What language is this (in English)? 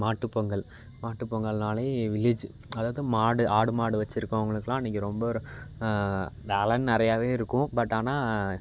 Tamil